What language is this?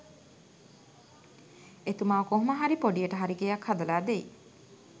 Sinhala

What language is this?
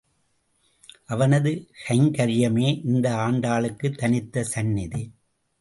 Tamil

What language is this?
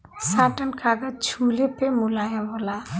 Bhojpuri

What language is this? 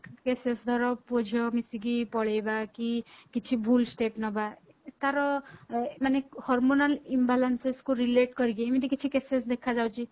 Odia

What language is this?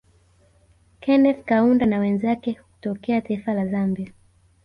Swahili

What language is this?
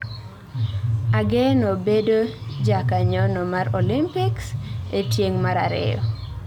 Luo (Kenya and Tanzania)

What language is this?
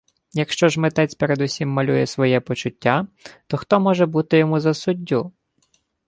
Ukrainian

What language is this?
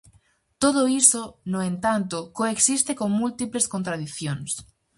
Galician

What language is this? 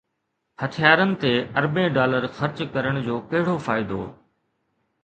Sindhi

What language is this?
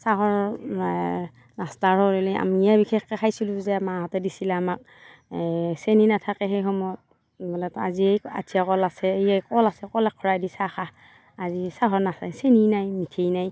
Assamese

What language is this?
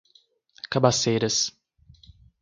Portuguese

